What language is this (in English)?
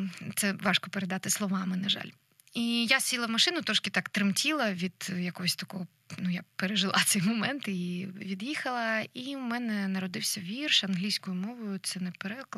Ukrainian